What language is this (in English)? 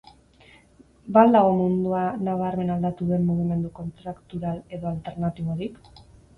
Basque